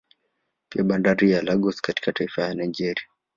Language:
Swahili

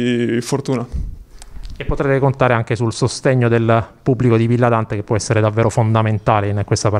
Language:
Italian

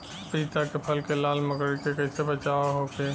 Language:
Bhojpuri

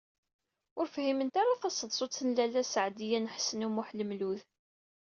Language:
Kabyle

